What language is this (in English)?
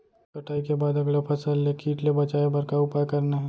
Chhattisgarhi